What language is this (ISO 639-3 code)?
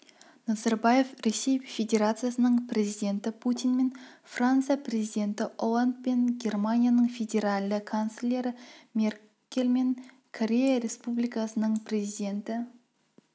kaz